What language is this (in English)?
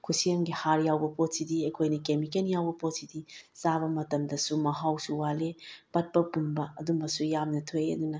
Manipuri